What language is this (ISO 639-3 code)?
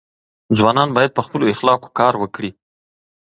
pus